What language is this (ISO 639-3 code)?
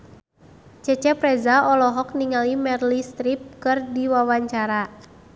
sun